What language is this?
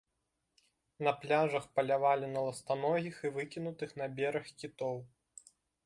Belarusian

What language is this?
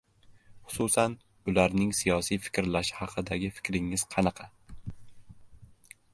Uzbek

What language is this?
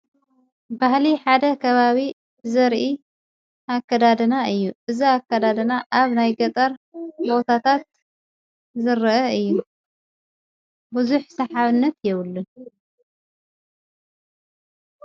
Tigrinya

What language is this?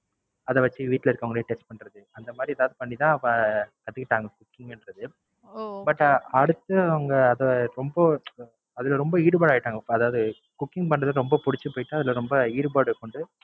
Tamil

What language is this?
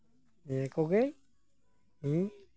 Santali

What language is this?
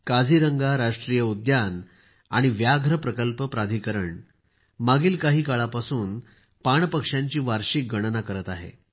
Marathi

